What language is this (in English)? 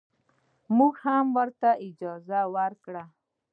Pashto